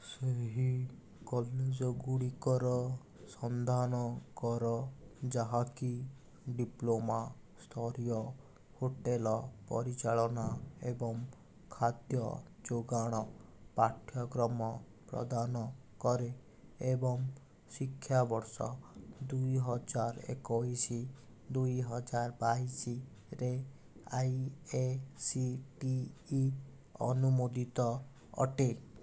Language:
Odia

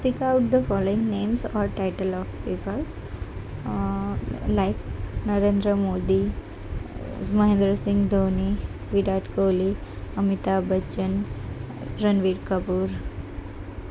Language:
Gujarati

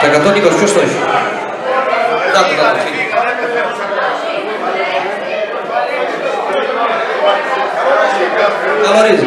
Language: Greek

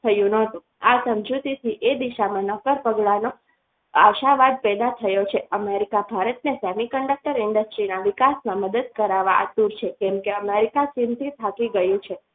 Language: Gujarati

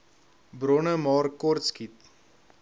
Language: Afrikaans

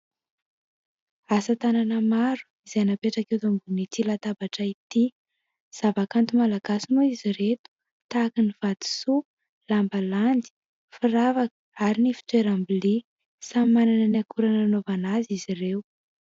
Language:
Malagasy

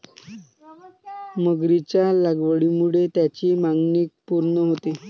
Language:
Marathi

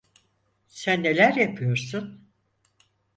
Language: Turkish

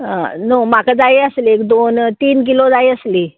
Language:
Konkani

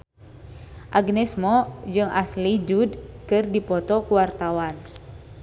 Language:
Sundanese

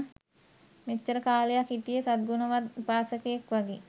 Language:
Sinhala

